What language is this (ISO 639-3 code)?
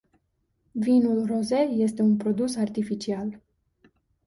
ron